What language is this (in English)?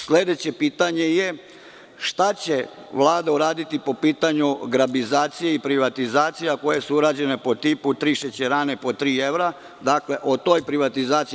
Serbian